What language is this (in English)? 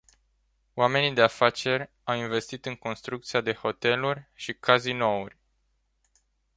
Romanian